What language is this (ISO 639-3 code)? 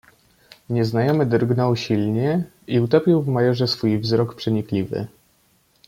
pol